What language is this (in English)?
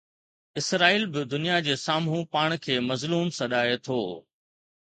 Sindhi